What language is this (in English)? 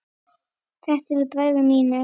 Icelandic